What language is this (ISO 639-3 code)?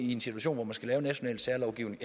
dan